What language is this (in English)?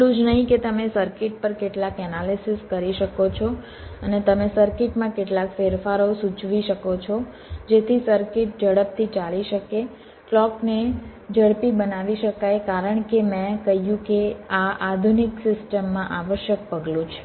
Gujarati